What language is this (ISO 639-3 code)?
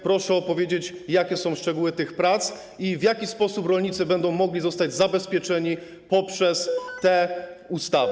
pol